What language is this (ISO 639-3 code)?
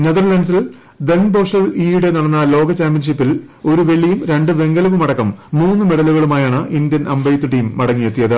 mal